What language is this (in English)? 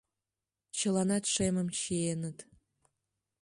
Mari